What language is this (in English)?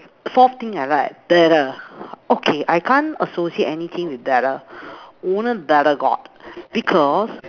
English